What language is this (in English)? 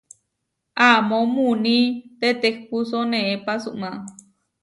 Huarijio